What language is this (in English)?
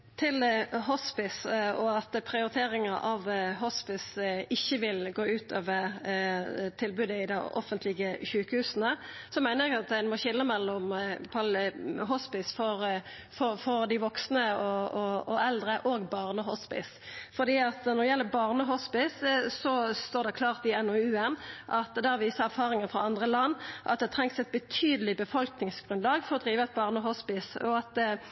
Norwegian